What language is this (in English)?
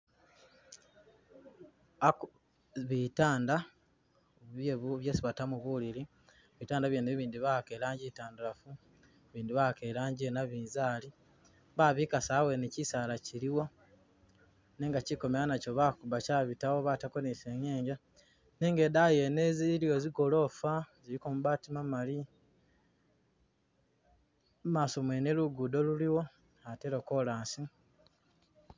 Masaaba